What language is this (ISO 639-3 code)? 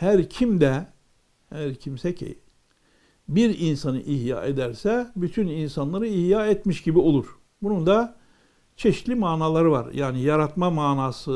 tur